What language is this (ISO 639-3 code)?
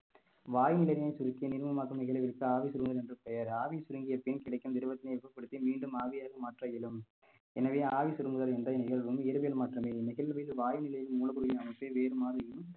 tam